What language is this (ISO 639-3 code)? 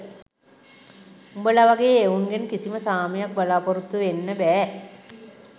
sin